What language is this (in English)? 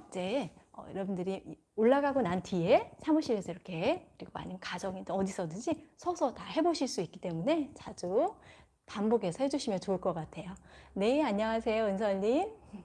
Korean